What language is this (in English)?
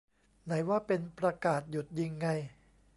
Thai